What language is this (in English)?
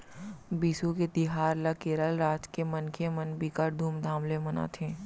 Chhattisgarhi